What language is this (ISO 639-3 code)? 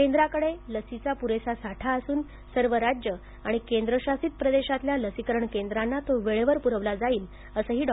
mar